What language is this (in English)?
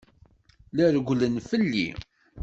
Kabyle